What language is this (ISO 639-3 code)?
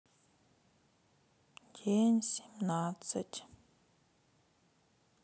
rus